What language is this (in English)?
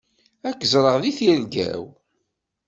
Kabyle